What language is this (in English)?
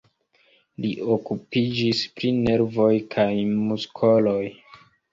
Esperanto